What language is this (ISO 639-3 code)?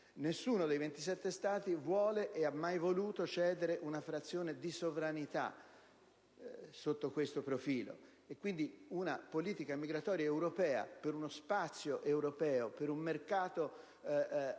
ita